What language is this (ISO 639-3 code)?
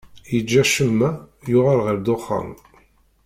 kab